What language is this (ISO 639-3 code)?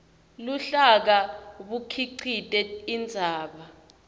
ssw